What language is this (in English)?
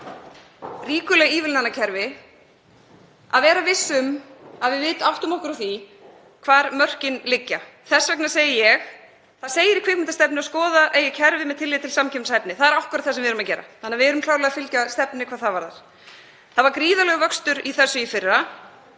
Icelandic